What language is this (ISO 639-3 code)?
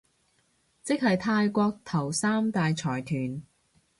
yue